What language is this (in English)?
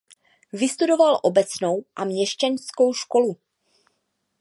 Czech